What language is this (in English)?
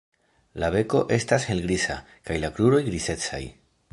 Esperanto